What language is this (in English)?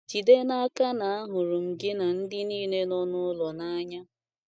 Igbo